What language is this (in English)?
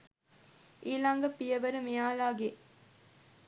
Sinhala